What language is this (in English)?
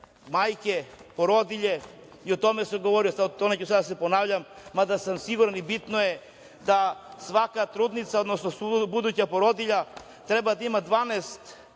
Serbian